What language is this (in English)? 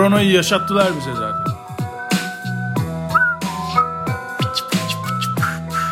Turkish